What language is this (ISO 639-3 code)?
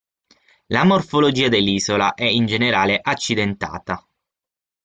ita